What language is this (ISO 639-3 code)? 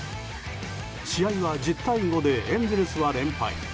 jpn